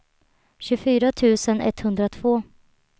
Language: Swedish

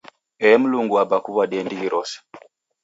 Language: Taita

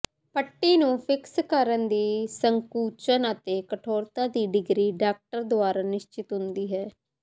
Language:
Punjabi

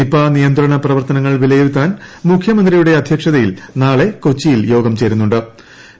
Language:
Malayalam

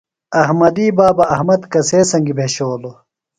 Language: Phalura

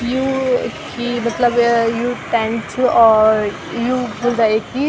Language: Garhwali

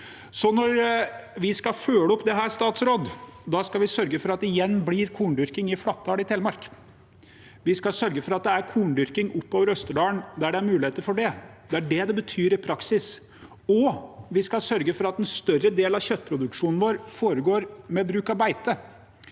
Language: Norwegian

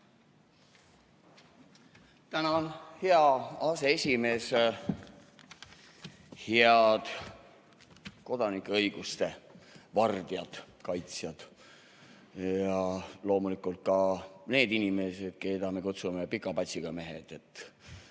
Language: Estonian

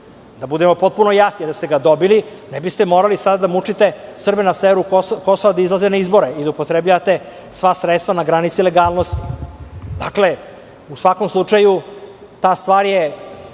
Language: Serbian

